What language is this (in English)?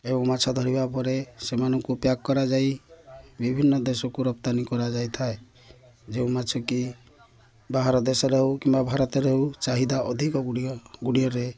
Odia